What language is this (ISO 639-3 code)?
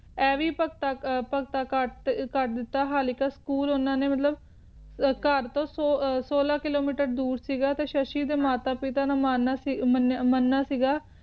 pan